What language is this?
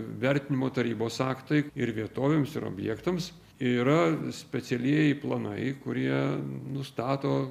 Lithuanian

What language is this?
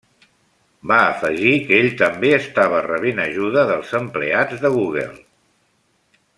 Catalan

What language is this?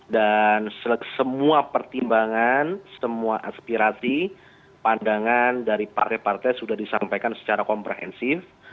Indonesian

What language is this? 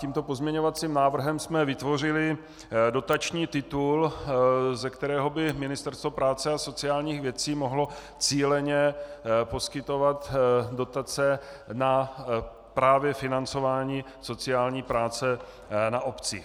Czech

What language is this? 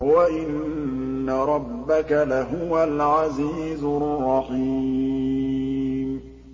Arabic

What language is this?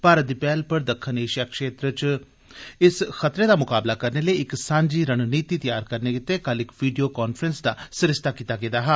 Dogri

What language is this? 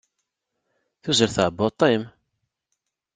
Kabyle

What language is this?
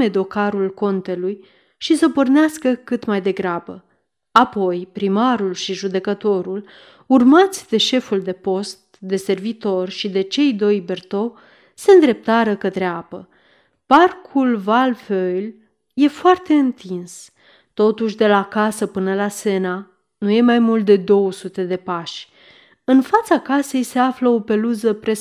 Romanian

